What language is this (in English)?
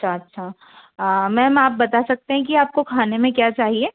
Hindi